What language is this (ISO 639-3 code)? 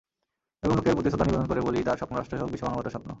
ben